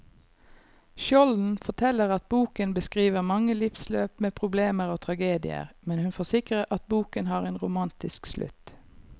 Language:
Norwegian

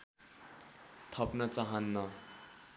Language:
Nepali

